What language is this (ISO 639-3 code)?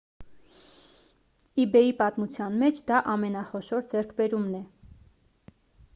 hye